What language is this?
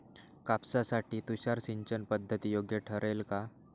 Marathi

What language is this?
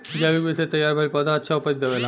Bhojpuri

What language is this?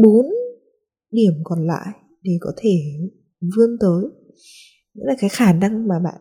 Vietnamese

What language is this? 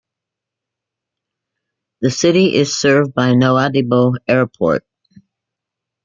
English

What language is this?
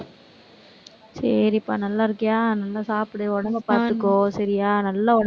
Tamil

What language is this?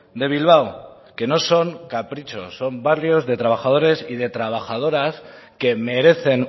Spanish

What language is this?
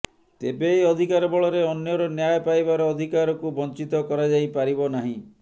Odia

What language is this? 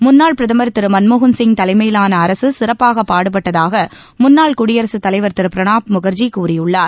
Tamil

